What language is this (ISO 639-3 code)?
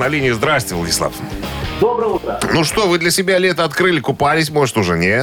rus